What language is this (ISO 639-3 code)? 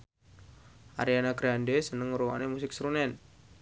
jav